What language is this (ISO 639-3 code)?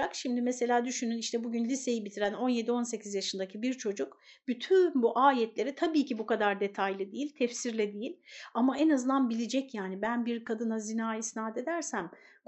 tur